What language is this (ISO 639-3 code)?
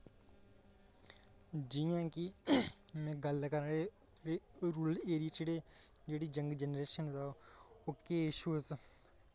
doi